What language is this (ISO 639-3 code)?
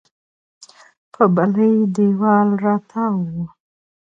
pus